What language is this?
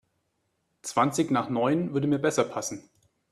German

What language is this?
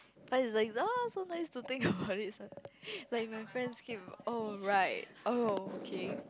English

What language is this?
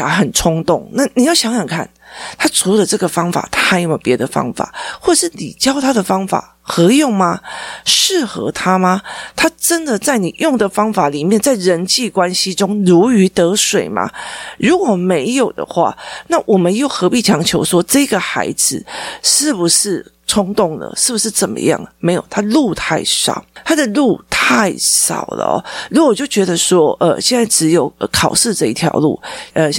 Chinese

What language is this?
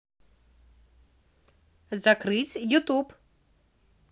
Russian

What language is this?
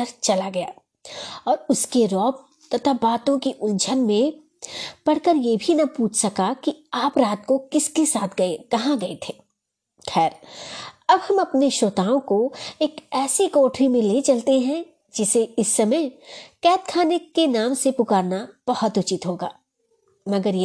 Hindi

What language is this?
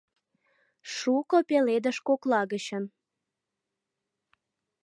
Mari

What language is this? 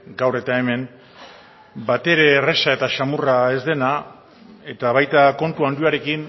Basque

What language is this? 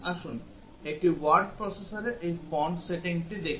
Bangla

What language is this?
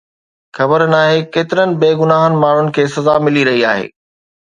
Sindhi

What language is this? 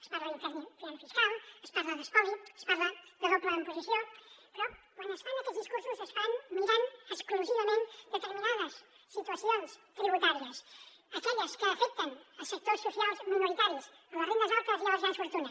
Catalan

